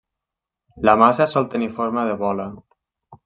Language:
Catalan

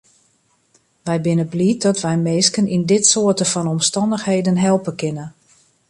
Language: Western Frisian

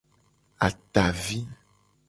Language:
Gen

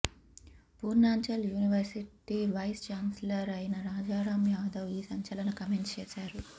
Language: Telugu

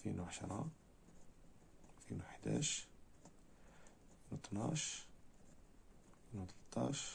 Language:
Arabic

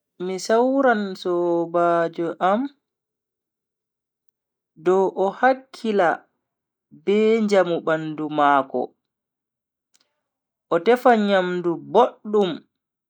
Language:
Bagirmi Fulfulde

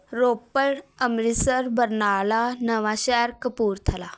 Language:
Punjabi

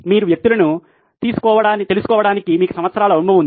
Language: Telugu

